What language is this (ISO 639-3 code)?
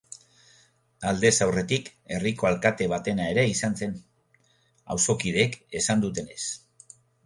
eus